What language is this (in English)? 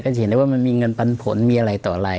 Thai